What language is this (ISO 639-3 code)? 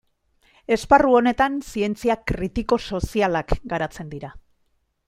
eus